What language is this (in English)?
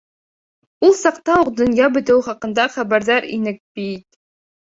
Bashkir